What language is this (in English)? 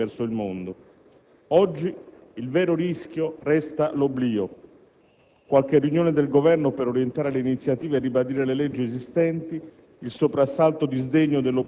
Italian